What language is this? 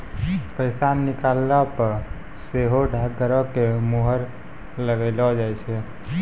Maithili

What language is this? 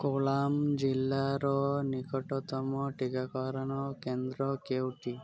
Odia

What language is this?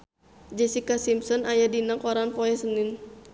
Sundanese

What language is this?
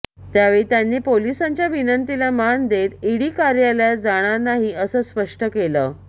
Marathi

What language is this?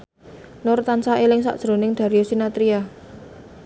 Javanese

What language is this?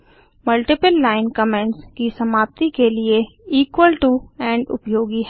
Hindi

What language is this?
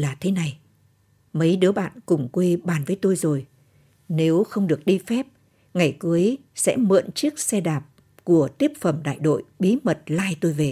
Vietnamese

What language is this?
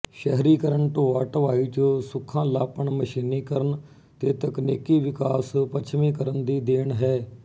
Punjabi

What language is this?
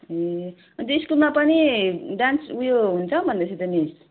Nepali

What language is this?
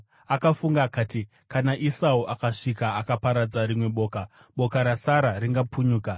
Shona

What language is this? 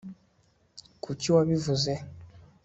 Kinyarwanda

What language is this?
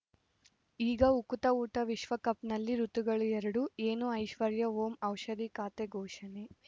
Kannada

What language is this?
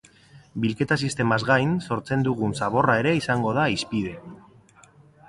Basque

